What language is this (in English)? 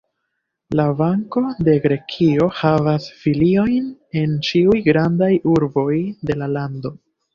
Esperanto